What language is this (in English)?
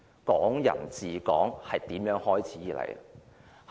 Cantonese